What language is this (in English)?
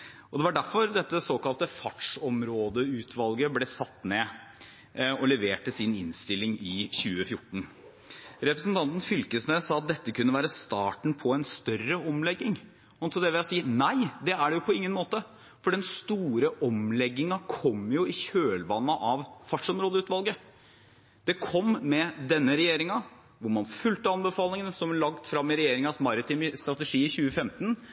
Norwegian Bokmål